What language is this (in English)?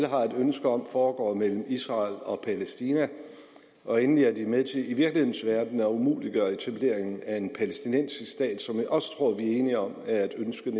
Danish